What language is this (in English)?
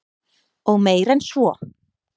Icelandic